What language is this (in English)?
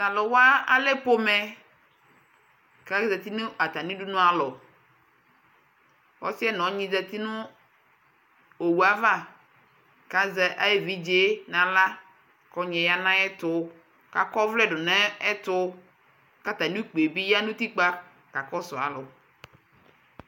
Ikposo